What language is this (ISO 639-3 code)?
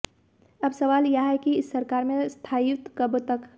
hin